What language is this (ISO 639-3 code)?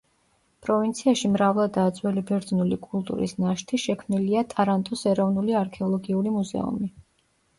kat